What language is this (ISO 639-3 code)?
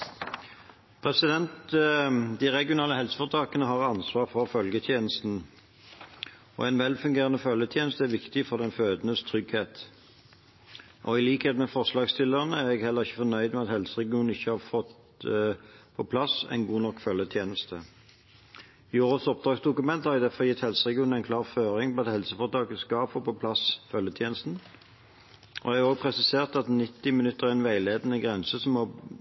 nob